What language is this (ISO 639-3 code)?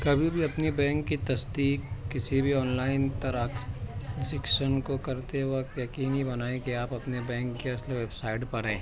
urd